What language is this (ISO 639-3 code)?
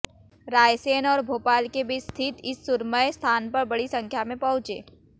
hin